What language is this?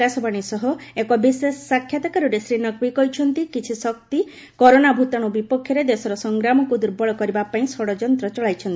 Odia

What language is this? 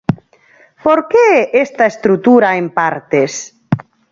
Galician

